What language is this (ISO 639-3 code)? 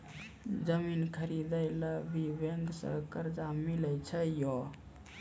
mai